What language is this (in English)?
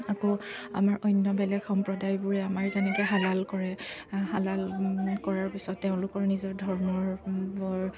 Assamese